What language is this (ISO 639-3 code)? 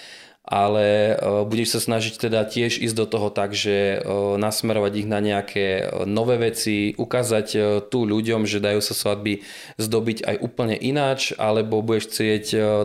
slk